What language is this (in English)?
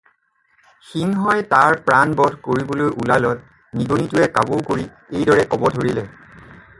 Assamese